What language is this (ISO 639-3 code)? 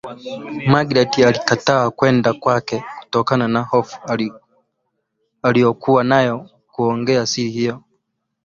swa